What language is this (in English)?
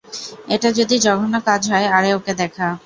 Bangla